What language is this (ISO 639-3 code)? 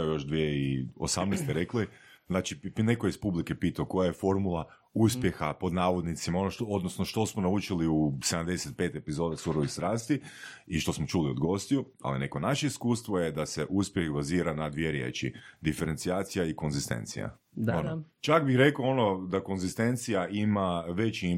hrv